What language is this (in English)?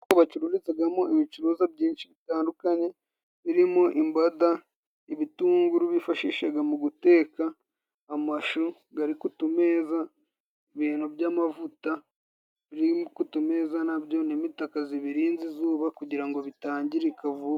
Kinyarwanda